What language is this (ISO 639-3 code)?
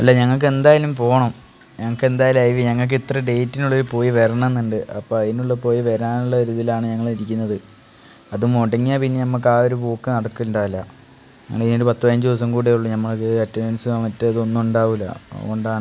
mal